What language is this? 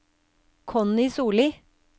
Norwegian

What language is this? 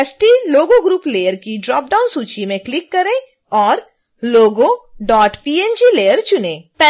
Hindi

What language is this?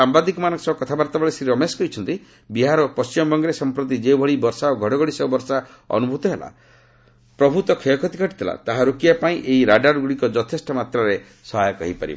Odia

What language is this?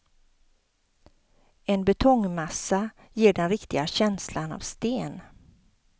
Swedish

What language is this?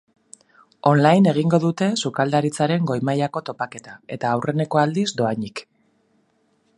Basque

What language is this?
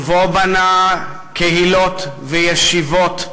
Hebrew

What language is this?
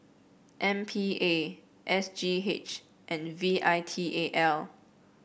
English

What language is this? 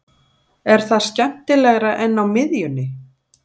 Icelandic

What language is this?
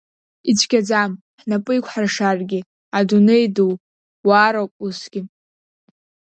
Abkhazian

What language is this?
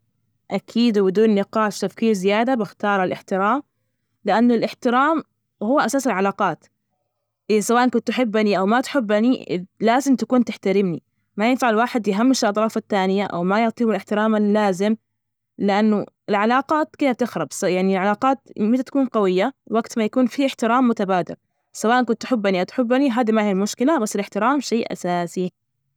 Najdi Arabic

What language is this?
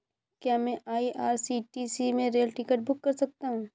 Hindi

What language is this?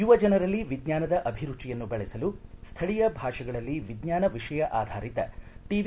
Kannada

